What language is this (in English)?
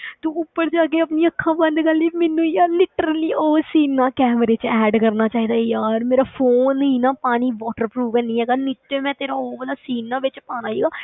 Punjabi